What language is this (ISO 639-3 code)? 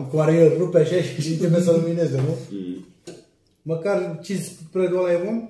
ron